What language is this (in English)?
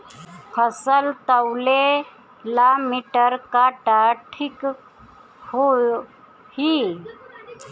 Bhojpuri